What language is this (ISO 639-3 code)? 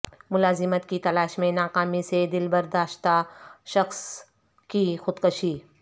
urd